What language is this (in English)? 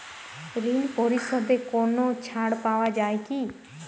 Bangla